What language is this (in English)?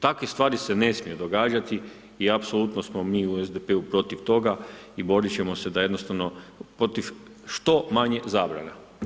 Croatian